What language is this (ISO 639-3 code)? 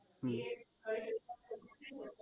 guj